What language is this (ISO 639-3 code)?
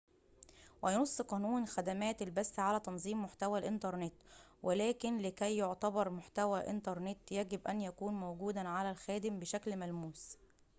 ara